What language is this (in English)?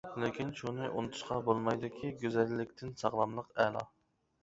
Uyghur